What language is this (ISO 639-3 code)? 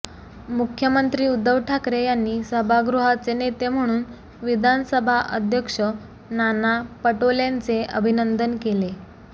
mar